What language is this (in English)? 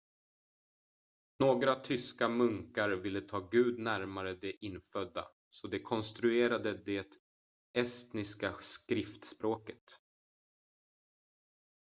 Swedish